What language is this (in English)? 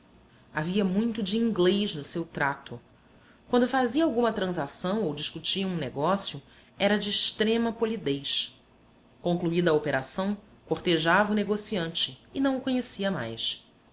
Portuguese